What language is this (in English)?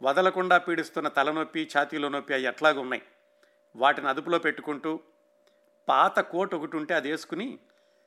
Telugu